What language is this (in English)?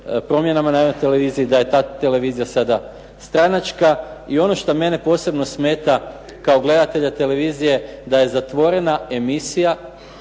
Croatian